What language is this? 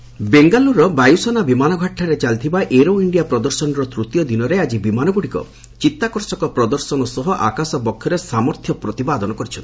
Odia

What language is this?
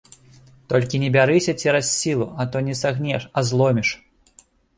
Belarusian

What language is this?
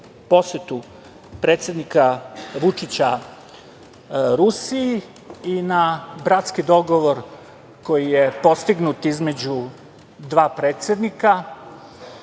Serbian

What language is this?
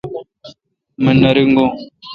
Kalkoti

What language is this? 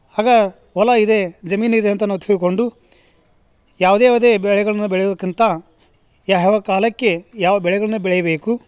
Kannada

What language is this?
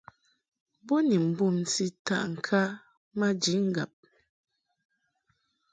Mungaka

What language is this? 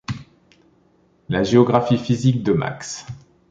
French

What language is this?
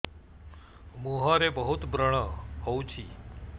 Odia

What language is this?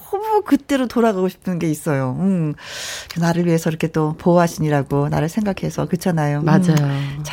Korean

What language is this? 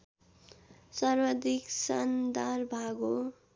Nepali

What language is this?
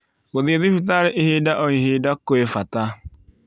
Kikuyu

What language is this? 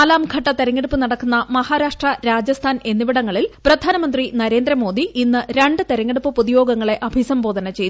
Malayalam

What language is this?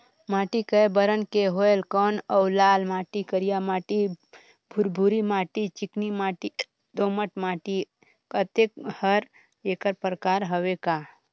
Chhattisgarhi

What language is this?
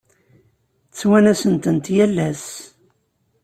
Kabyle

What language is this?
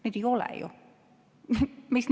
Estonian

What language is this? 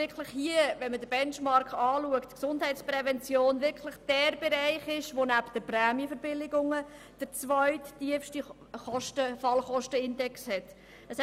Swiss German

